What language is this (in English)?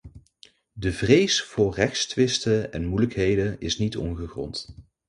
Dutch